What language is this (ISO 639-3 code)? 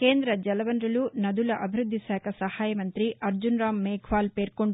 tel